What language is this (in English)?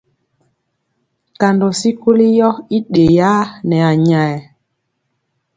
Mpiemo